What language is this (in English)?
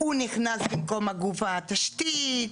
Hebrew